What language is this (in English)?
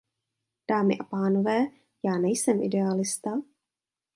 Czech